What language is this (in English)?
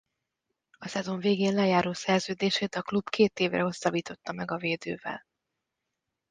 Hungarian